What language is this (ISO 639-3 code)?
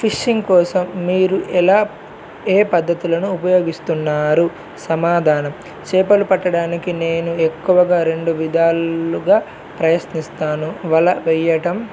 tel